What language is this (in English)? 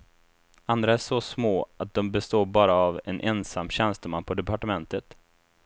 Swedish